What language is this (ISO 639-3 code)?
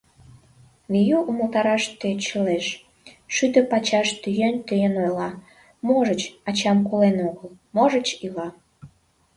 chm